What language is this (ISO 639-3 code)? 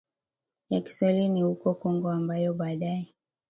swa